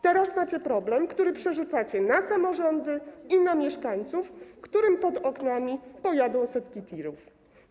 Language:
Polish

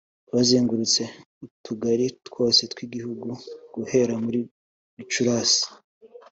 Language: Kinyarwanda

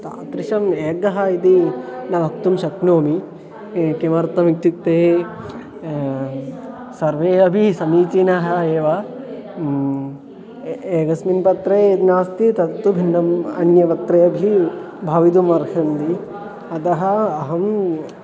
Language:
Sanskrit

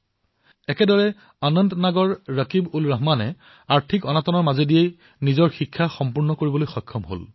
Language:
Assamese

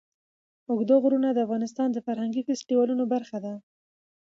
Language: Pashto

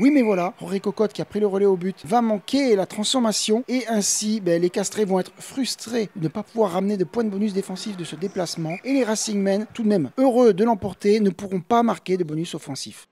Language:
French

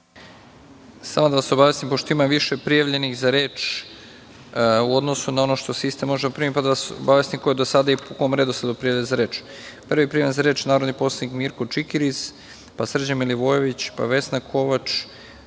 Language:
Serbian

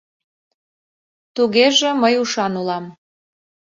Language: Mari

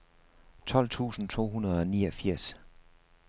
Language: Danish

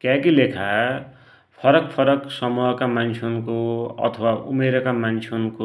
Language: Dotyali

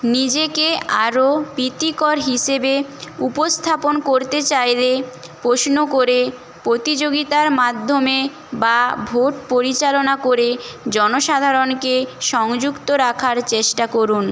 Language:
Bangla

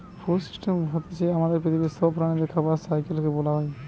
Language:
Bangla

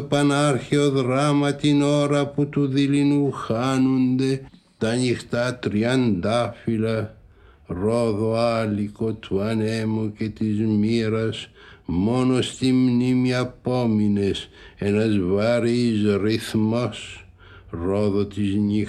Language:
Greek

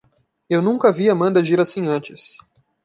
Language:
Portuguese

